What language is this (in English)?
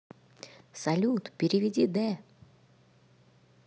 Russian